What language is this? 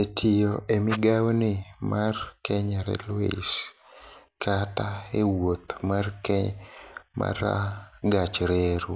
Luo (Kenya and Tanzania)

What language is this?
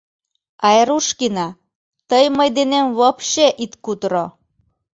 Mari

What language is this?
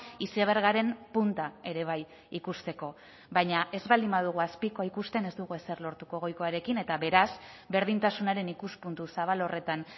Basque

